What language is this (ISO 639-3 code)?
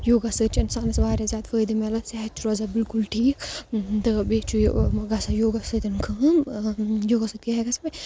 kas